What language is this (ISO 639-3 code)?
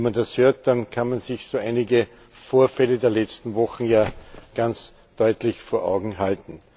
deu